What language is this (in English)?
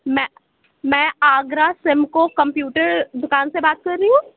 Urdu